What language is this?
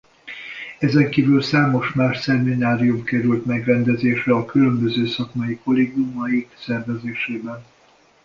Hungarian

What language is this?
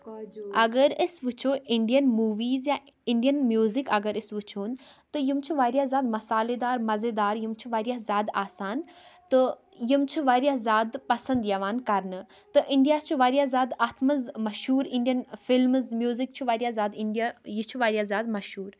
Kashmiri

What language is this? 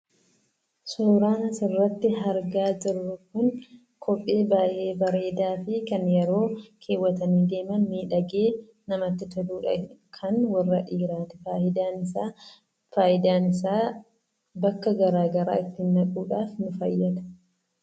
Oromo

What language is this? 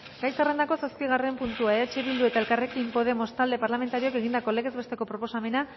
Basque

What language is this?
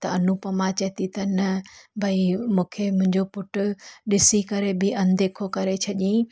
Sindhi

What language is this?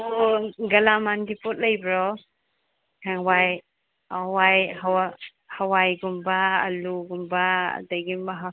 Manipuri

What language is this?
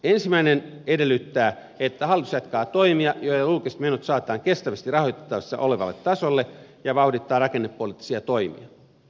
Finnish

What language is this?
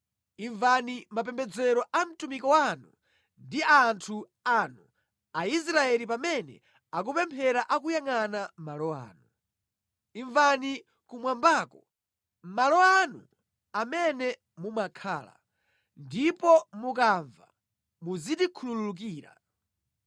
Nyanja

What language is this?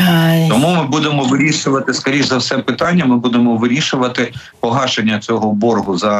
Ukrainian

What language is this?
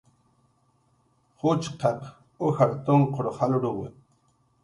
Jaqaru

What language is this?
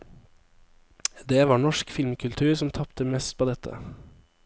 Norwegian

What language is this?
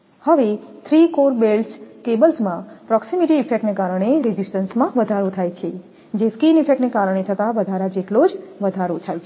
Gujarati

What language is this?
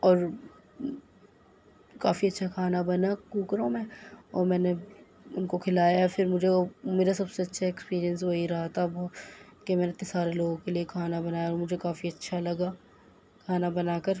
Urdu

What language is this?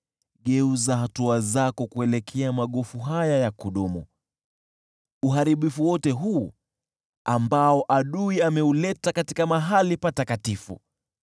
Swahili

